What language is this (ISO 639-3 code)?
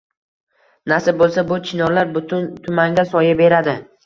uzb